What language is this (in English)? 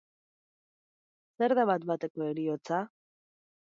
Basque